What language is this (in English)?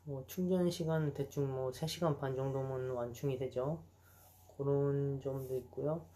Korean